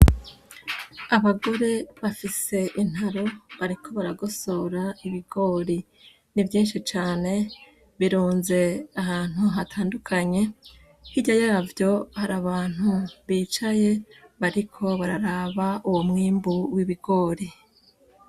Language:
Rundi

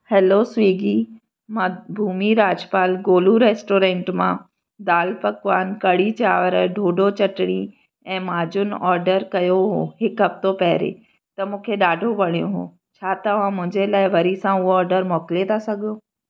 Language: Sindhi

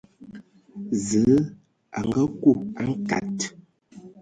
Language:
Ewondo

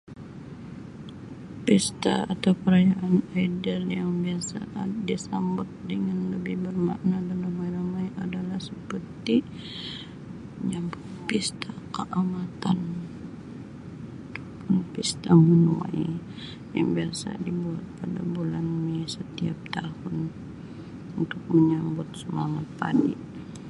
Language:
Sabah Malay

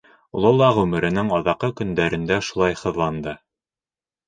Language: Bashkir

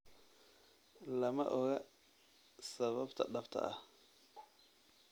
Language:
Somali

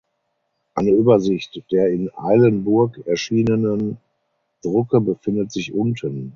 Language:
German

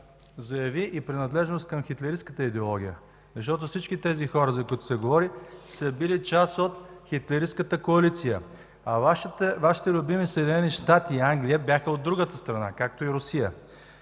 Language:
Bulgarian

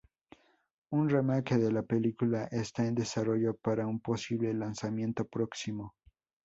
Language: Spanish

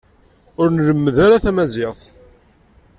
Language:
Kabyle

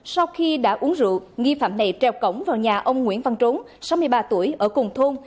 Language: Vietnamese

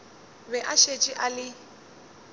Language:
Northern Sotho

